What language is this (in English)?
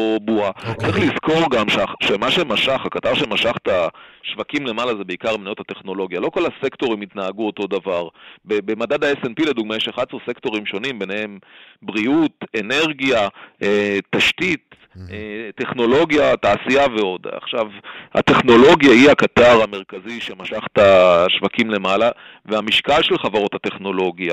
Hebrew